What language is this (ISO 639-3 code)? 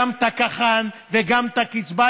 heb